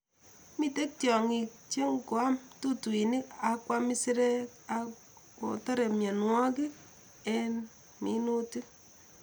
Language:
Kalenjin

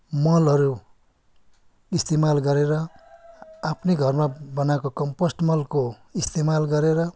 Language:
Nepali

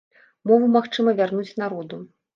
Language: Belarusian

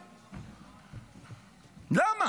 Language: Hebrew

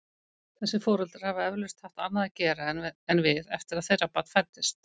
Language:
Icelandic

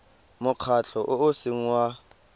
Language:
Tswana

